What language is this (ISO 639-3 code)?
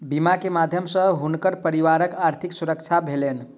mai